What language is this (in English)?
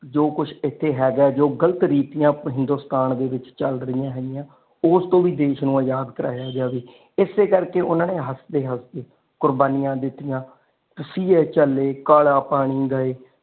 Punjabi